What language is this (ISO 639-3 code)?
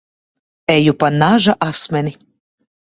lav